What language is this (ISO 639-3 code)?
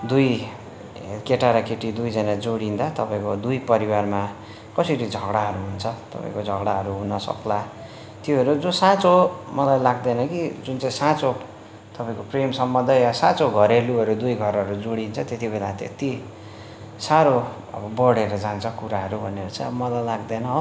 nep